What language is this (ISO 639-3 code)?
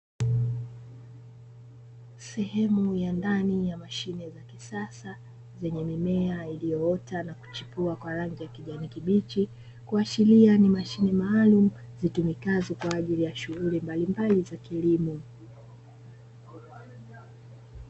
swa